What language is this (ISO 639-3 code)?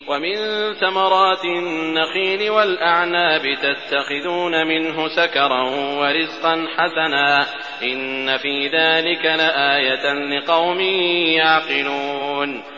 ara